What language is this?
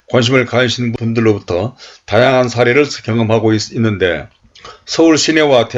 Korean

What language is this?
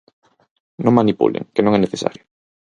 Galician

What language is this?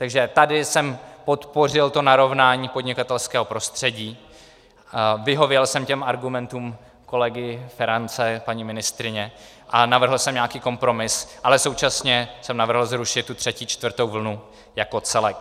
Czech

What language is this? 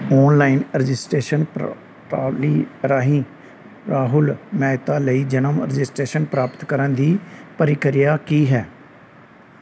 Punjabi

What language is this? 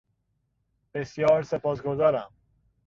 Persian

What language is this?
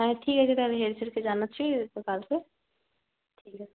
Bangla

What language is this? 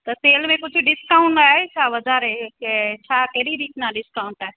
Sindhi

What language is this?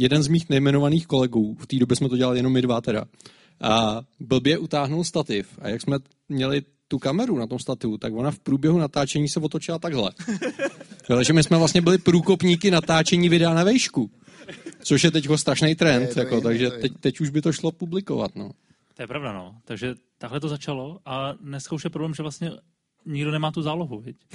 Czech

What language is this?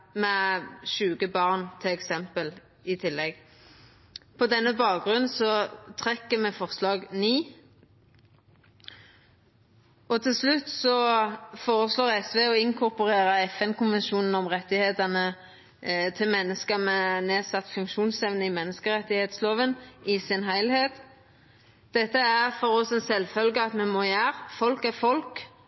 Norwegian Nynorsk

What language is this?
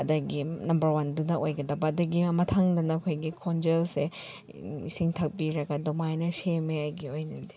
Manipuri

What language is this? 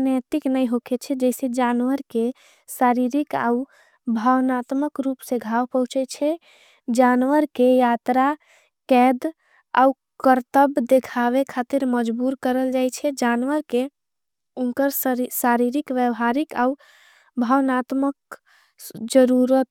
Angika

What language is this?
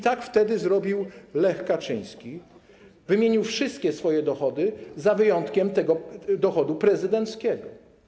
Polish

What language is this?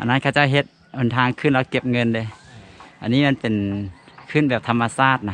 Thai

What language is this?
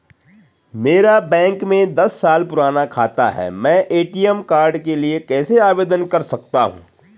Hindi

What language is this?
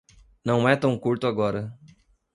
Portuguese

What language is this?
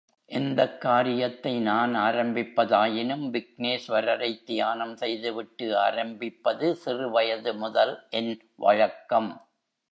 Tamil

